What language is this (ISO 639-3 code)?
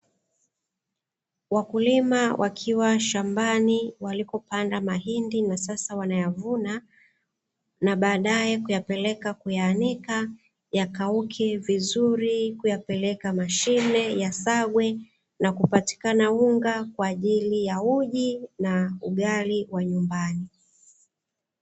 swa